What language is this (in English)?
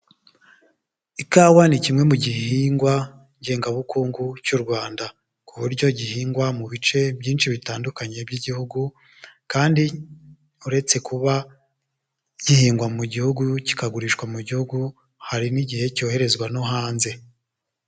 Kinyarwanda